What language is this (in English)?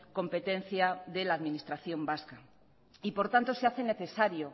Spanish